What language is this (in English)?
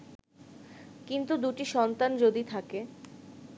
Bangla